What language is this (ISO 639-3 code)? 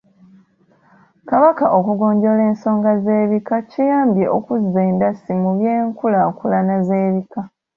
lug